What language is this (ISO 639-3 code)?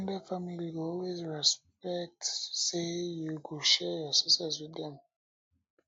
pcm